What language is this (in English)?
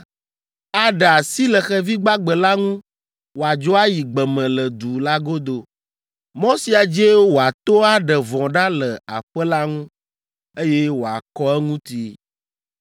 Ewe